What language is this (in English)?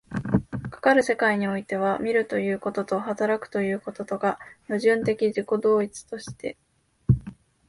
Japanese